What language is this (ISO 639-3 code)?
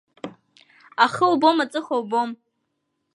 abk